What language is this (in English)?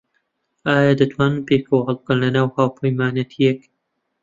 Central Kurdish